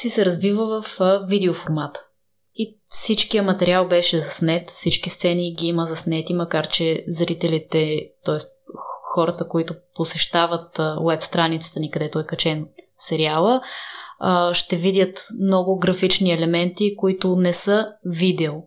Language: Bulgarian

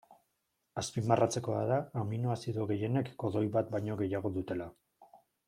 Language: Basque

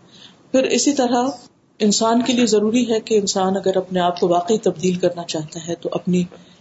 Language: Urdu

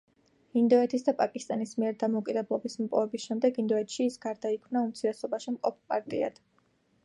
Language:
Georgian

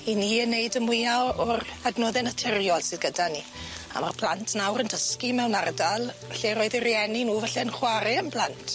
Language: Welsh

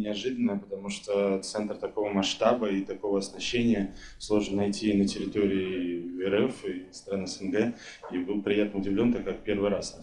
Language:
Russian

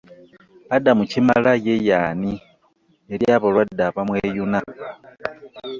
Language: Ganda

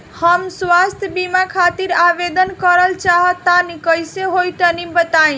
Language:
Bhojpuri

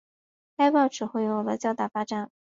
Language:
Chinese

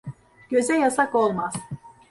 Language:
Turkish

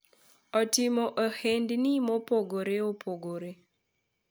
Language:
Luo (Kenya and Tanzania)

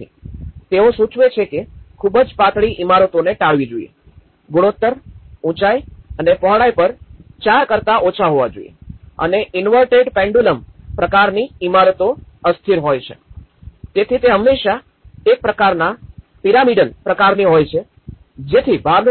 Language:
Gujarati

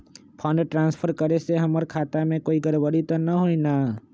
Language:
Magahi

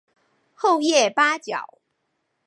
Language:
Chinese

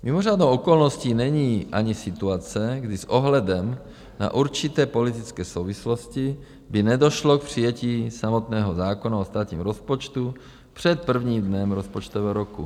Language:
Czech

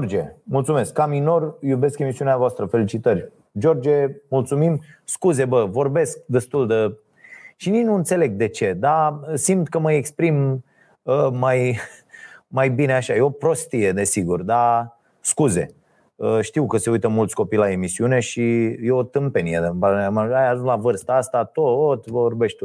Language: Romanian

